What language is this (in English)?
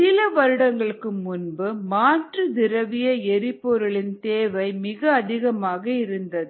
Tamil